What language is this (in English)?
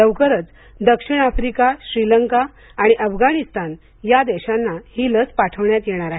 Marathi